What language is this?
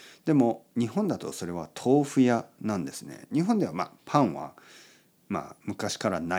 Japanese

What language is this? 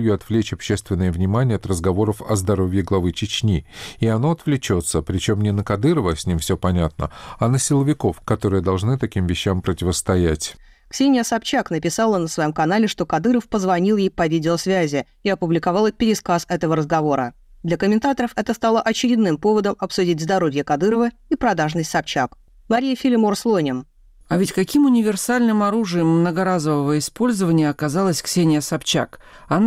Russian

